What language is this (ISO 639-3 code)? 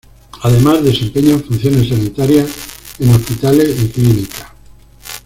spa